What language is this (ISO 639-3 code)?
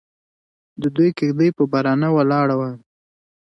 pus